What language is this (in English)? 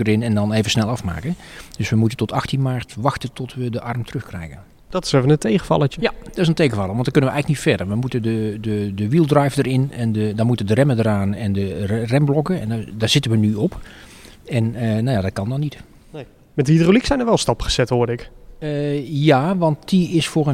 Dutch